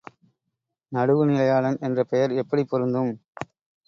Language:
Tamil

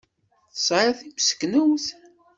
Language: Kabyle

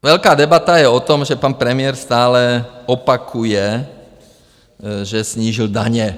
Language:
Czech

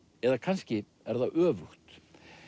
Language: Icelandic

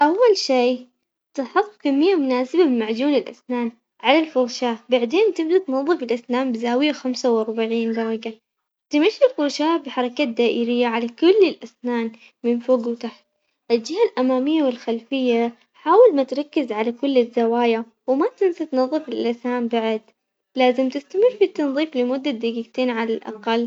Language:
Omani Arabic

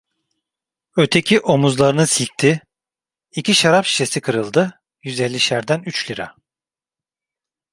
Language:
Turkish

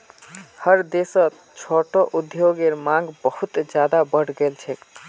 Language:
Magahi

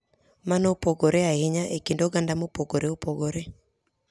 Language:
Luo (Kenya and Tanzania)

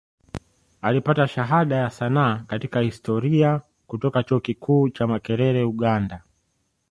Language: Swahili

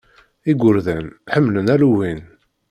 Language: Kabyle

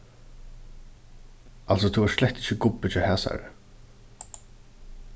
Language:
Faroese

